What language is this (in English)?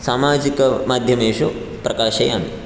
Sanskrit